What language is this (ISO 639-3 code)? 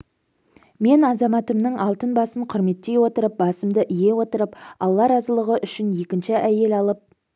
kaz